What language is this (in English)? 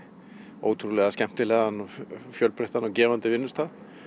Icelandic